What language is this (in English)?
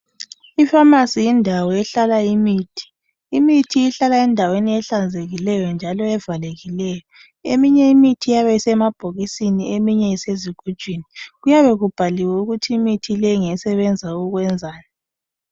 North Ndebele